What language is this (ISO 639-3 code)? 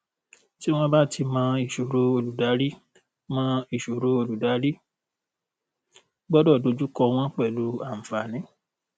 yor